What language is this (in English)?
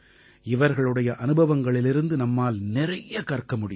Tamil